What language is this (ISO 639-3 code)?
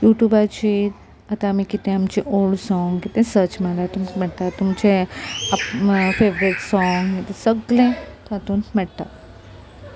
kok